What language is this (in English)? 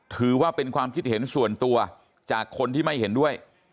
Thai